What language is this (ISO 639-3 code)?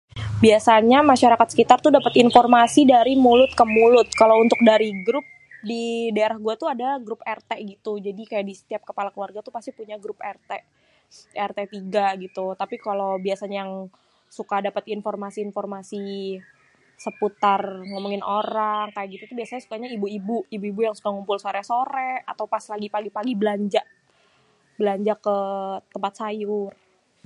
bew